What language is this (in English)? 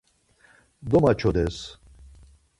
Laz